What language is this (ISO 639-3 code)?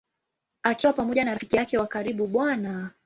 swa